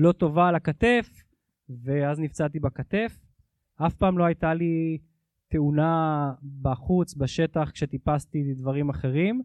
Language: Hebrew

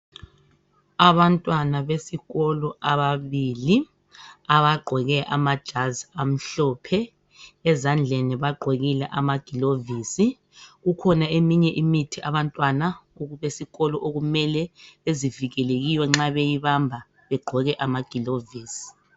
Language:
North Ndebele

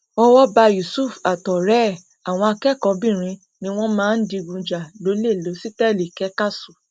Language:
Yoruba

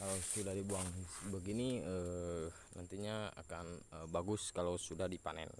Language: Indonesian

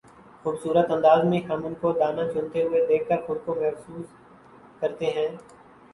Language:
Urdu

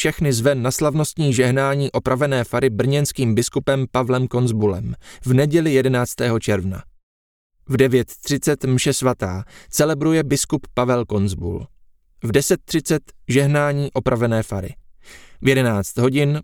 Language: Czech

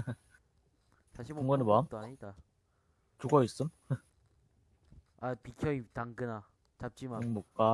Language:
Korean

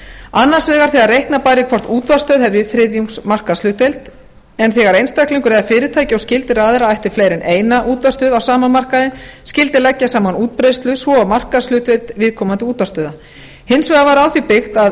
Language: Icelandic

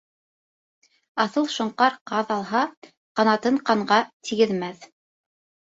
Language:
Bashkir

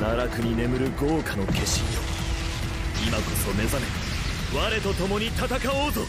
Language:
Japanese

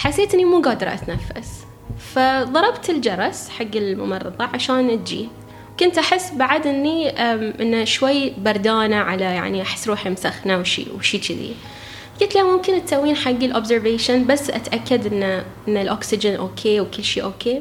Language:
Arabic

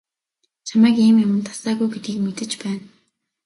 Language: Mongolian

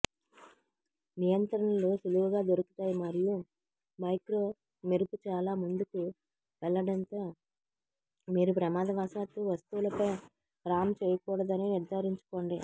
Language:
Telugu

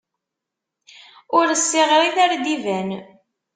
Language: Kabyle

